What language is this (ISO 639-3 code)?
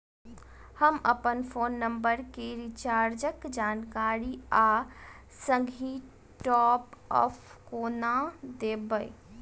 mai